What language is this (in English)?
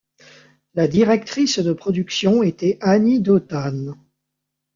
French